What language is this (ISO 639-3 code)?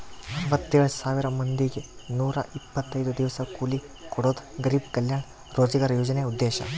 kan